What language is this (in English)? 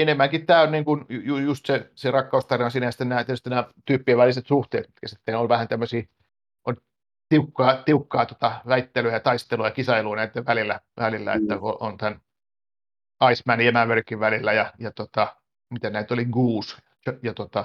Finnish